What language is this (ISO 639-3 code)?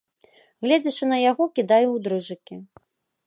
bel